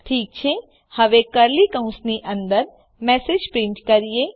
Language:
Gujarati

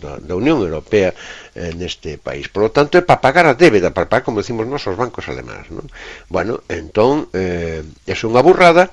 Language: Spanish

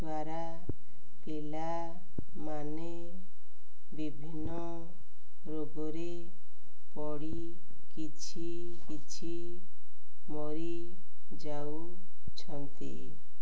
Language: Odia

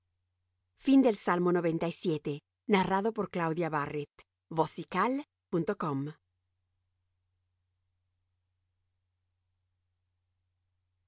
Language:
Spanish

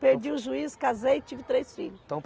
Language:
Portuguese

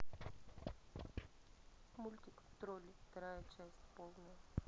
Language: Russian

